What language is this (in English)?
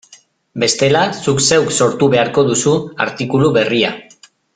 Basque